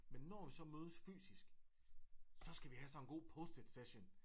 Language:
Danish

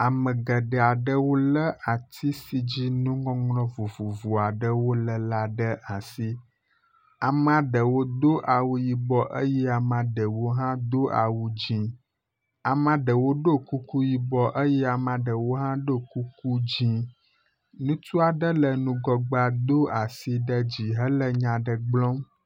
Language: Ewe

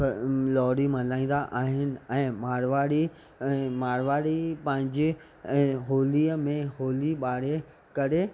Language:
Sindhi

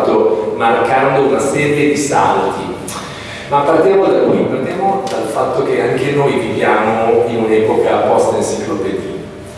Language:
Italian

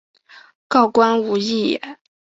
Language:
Chinese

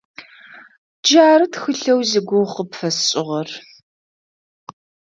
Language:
Adyghe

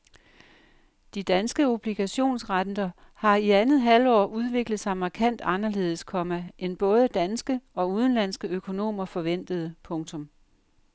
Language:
Danish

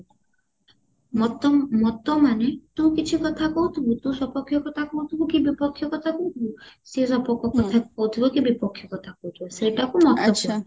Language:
Odia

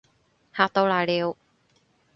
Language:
Cantonese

